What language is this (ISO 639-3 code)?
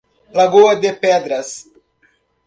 por